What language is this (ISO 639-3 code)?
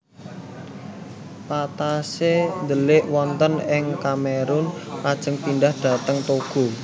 jav